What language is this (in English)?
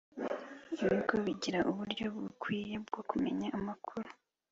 Kinyarwanda